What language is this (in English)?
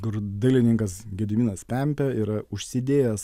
Lithuanian